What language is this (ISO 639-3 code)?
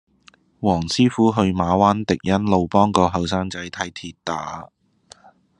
yue